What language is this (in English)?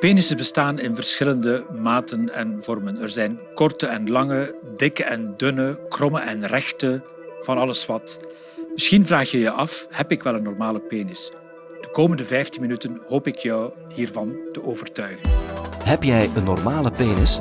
Dutch